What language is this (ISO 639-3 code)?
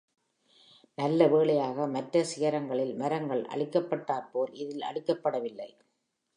tam